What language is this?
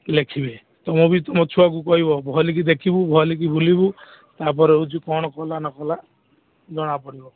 Odia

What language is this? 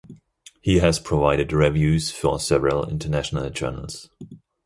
English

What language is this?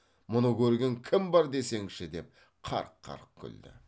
Kazakh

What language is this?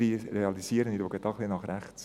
Swiss German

